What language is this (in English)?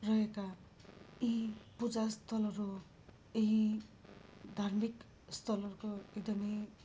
Nepali